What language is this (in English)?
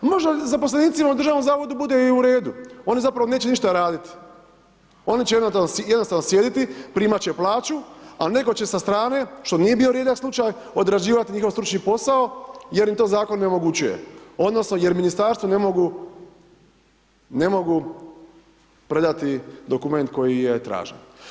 Croatian